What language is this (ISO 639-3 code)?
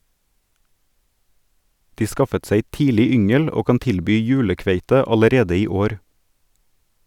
nor